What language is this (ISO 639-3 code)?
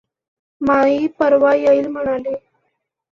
mar